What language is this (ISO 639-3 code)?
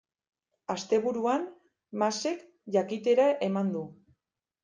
eus